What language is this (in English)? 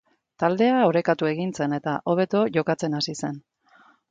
Basque